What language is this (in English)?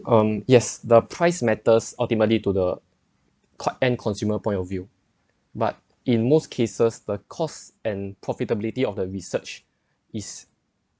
English